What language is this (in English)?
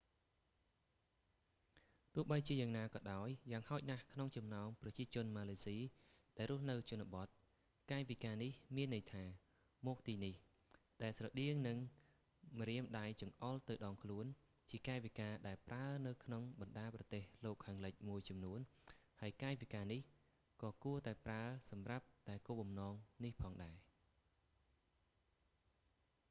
Khmer